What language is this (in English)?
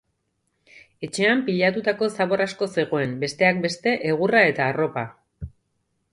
Basque